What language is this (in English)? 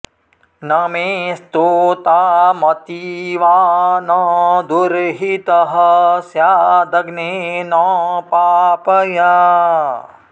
Sanskrit